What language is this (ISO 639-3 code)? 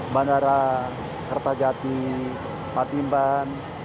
ind